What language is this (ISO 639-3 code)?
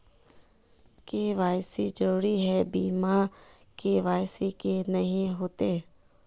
mag